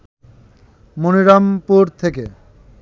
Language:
Bangla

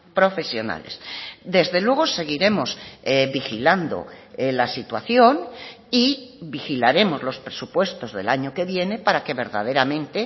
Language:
Spanish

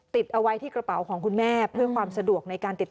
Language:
Thai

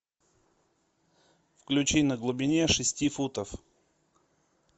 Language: Russian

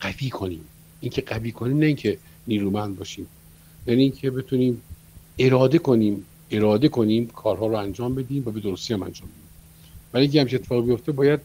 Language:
Persian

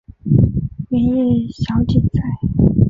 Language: Chinese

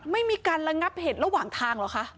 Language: Thai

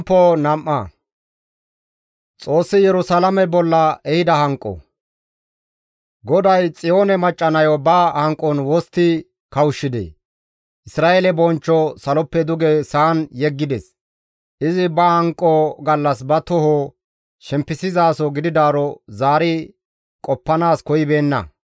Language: Gamo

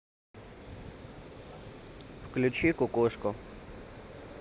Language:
Russian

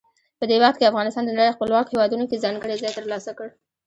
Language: Pashto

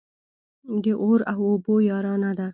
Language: Pashto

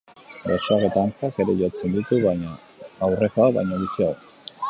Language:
Basque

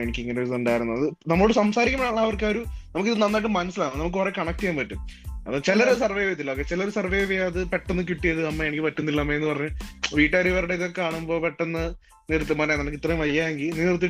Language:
Malayalam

